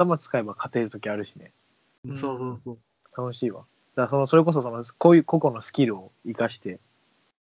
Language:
Japanese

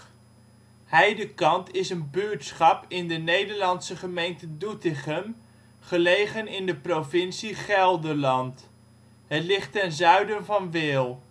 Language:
Dutch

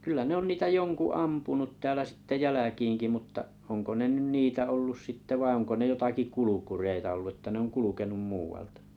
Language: Finnish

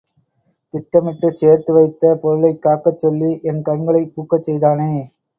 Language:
Tamil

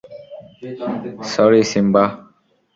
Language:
Bangla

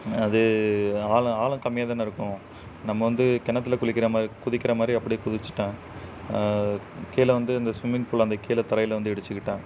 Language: Tamil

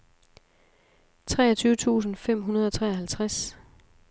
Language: Danish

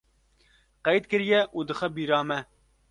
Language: Kurdish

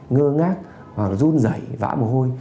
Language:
Vietnamese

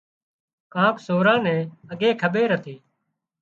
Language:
Wadiyara Koli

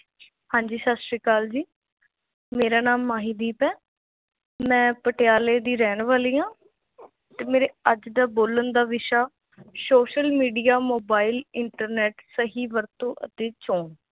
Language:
Punjabi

